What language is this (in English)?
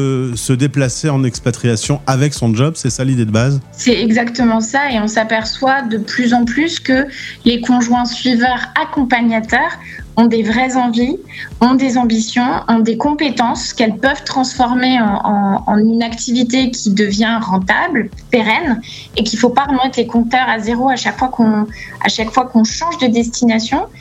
French